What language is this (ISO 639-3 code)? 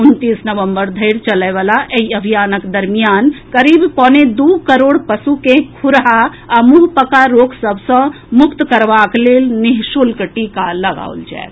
mai